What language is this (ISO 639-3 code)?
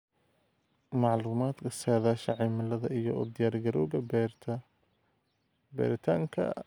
som